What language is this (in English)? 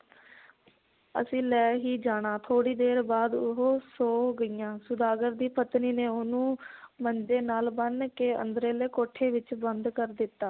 Punjabi